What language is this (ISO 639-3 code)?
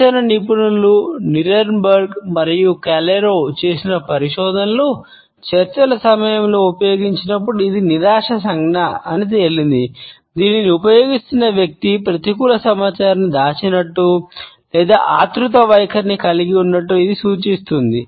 tel